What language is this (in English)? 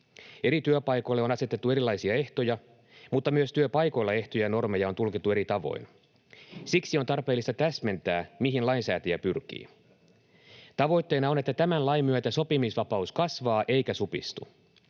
Finnish